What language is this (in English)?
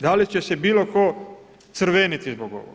Croatian